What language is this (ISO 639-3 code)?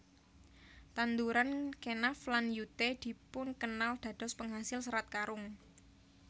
jav